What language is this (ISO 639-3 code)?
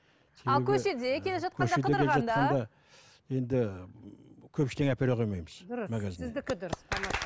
kaz